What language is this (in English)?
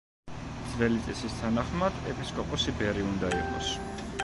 Georgian